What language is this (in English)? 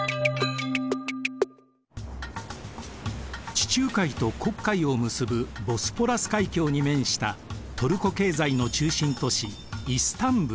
Japanese